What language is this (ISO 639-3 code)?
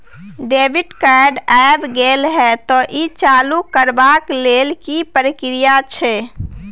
mai